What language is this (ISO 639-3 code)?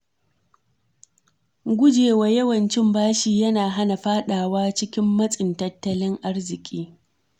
hau